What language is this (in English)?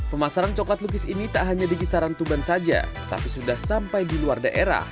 Indonesian